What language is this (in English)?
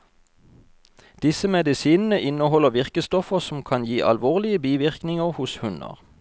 Norwegian